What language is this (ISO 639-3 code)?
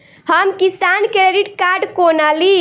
mai